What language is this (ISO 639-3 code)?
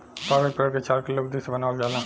bho